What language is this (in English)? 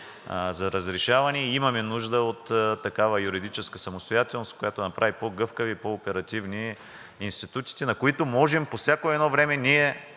Bulgarian